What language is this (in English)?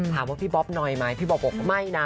Thai